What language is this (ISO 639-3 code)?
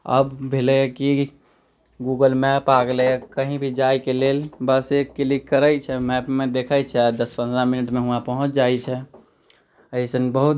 mai